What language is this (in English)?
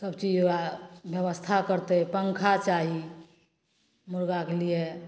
Maithili